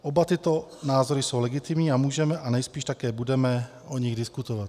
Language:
Czech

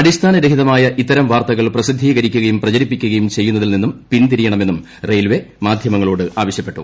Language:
Malayalam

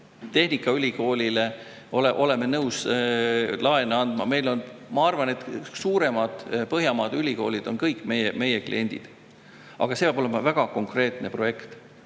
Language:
Estonian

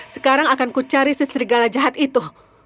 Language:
Indonesian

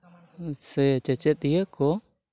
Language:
Santali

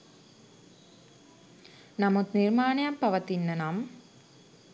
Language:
Sinhala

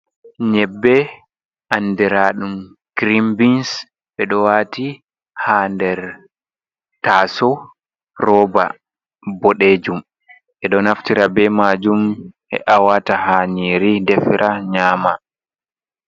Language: Fula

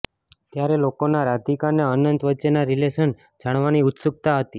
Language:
Gujarati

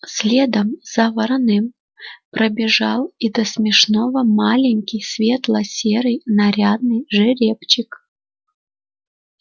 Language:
Russian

